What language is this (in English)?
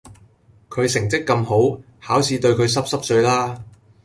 Cantonese